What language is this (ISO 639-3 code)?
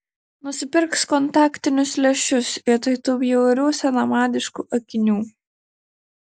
lit